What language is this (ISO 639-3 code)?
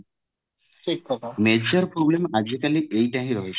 ori